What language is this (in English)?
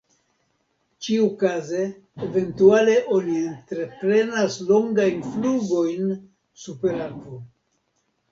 Esperanto